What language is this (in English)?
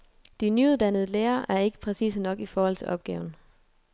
Danish